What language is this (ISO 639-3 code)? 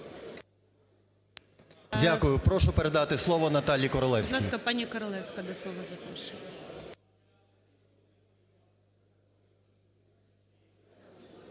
ukr